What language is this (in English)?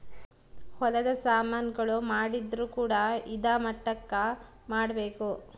Kannada